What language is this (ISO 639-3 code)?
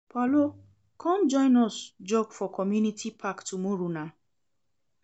pcm